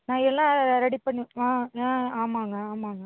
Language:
Tamil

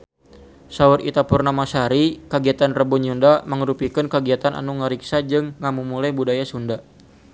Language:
Sundanese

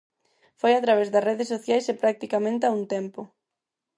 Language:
Galician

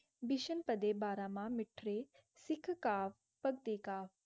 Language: Punjabi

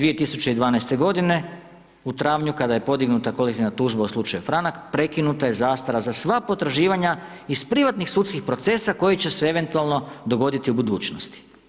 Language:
Croatian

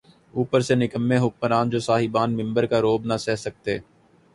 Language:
Urdu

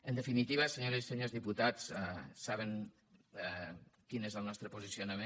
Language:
Catalan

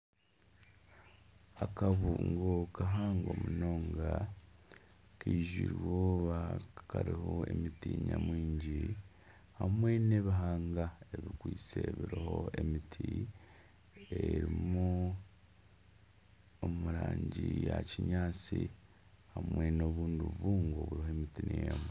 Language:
Nyankole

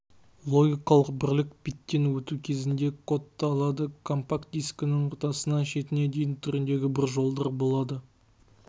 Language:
Kazakh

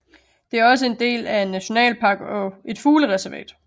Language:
Danish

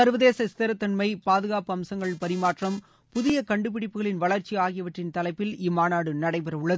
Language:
Tamil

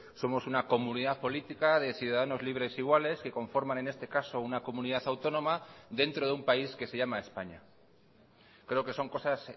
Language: Spanish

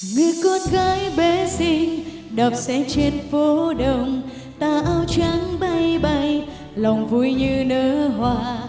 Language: Vietnamese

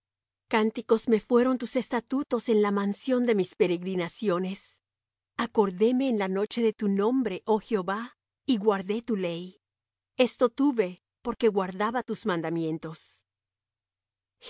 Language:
Spanish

